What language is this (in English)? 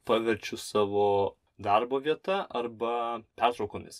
Lithuanian